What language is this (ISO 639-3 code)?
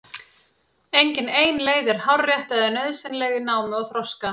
isl